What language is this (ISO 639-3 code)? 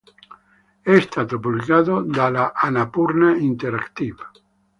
ita